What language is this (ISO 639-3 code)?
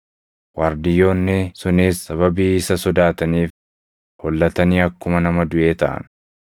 orm